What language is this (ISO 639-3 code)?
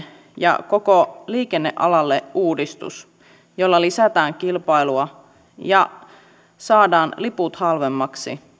fin